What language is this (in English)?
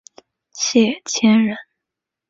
Chinese